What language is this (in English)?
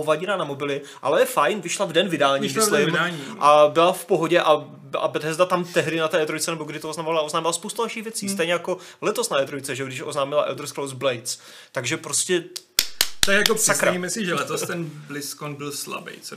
Czech